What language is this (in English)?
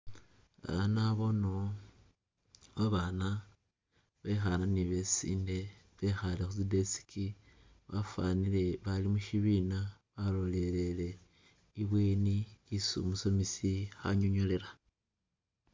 Masaaba